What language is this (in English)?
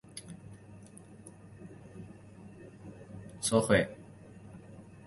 Chinese